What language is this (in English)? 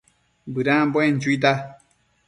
Matsés